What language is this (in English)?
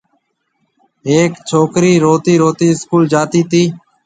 Marwari (Pakistan)